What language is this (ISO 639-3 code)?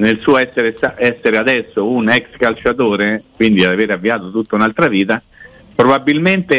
ita